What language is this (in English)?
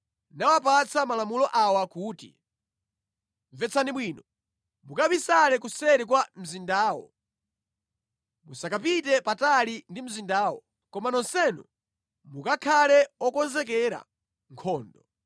Nyanja